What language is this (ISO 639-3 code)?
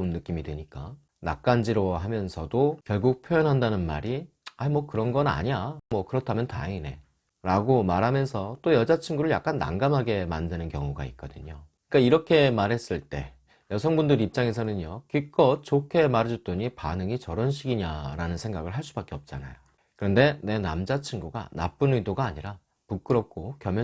kor